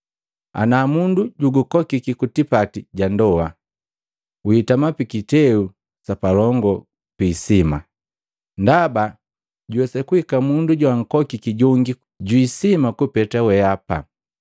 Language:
Matengo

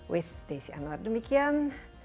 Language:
Indonesian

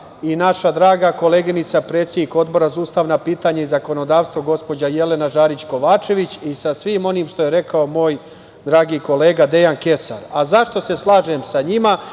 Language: Serbian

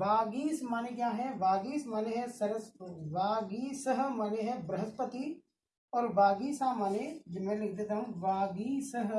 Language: Hindi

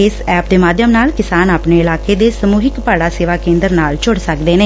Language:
Punjabi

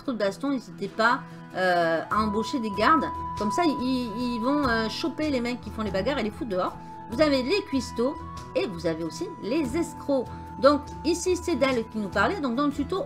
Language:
French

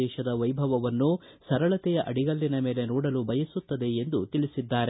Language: Kannada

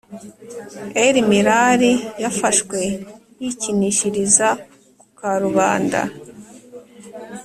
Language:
Kinyarwanda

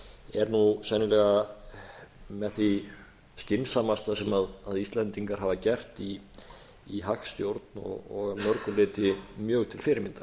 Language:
Icelandic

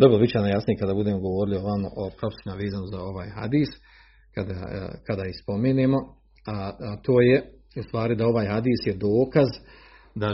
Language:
Croatian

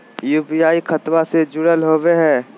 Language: Magahi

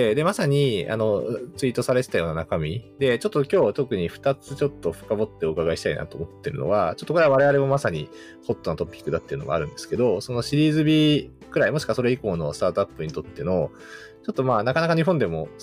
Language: Japanese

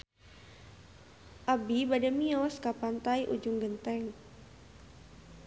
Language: Sundanese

